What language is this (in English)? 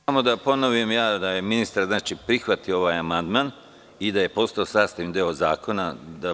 Serbian